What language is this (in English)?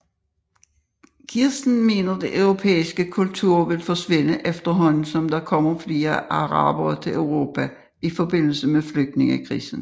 Danish